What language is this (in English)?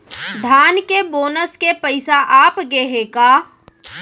Chhattisgarhi